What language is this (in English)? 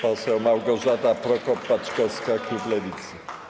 Polish